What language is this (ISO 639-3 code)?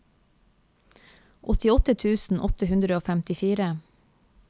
nor